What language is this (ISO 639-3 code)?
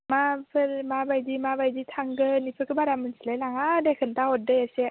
brx